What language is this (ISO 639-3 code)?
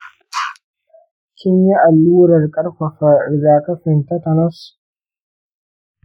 hau